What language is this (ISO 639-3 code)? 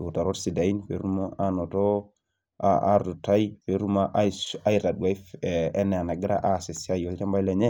mas